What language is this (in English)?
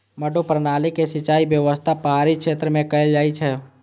Maithili